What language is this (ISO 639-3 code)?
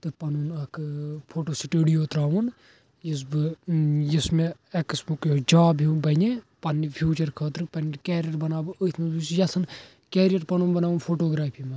kas